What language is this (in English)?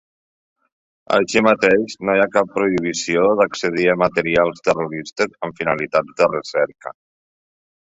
Catalan